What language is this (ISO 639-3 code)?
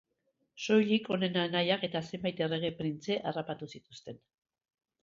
eus